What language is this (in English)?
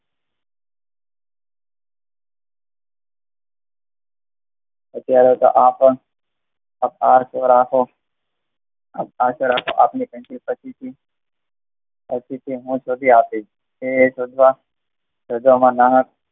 Gujarati